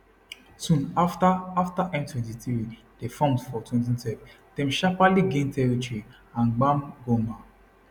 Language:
Nigerian Pidgin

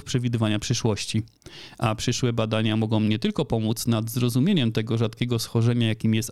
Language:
Polish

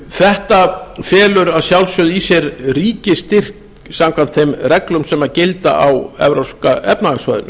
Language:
Icelandic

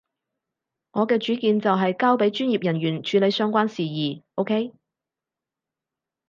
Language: Cantonese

